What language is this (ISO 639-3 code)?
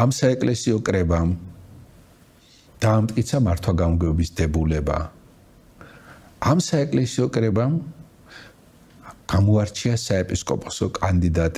ara